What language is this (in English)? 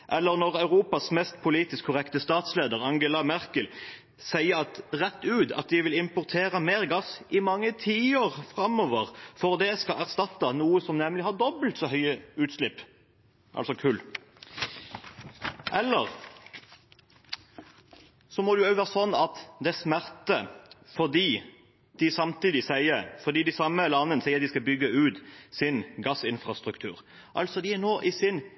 Norwegian Bokmål